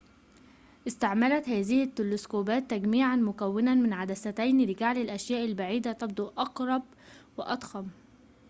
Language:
Arabic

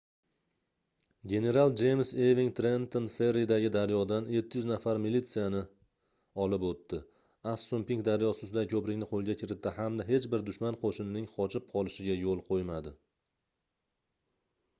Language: Uzbek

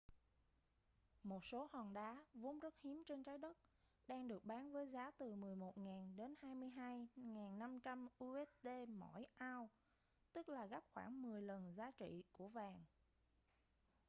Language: Vietnamese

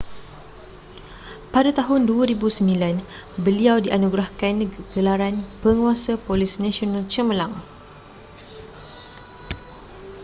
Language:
Malay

